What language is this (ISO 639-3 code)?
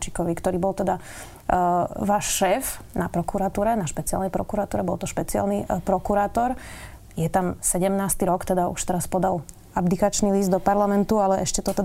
slk